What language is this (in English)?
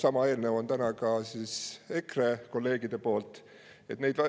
Estonian